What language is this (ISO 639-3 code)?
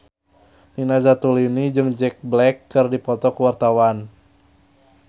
sun